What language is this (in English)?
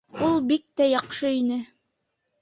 Bashkir